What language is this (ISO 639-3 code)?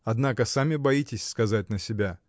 rus